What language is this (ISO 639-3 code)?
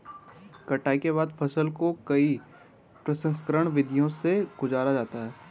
hin